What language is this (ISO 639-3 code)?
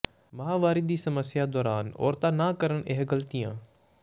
pan